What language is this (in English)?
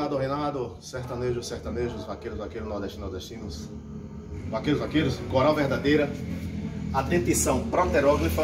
Portuguese